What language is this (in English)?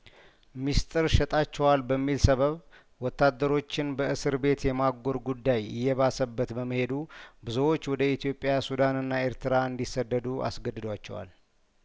Amharic